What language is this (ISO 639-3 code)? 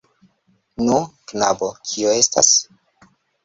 epo